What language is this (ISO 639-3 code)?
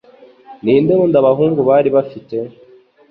kin